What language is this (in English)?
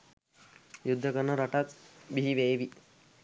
Sinhala